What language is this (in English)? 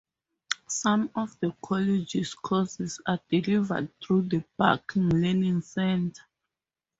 English